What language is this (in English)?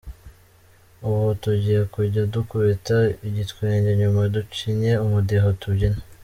Kinyarwanda